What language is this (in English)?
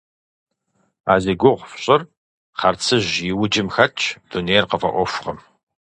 Kabardian